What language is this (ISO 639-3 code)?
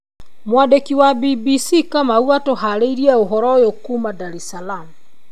kik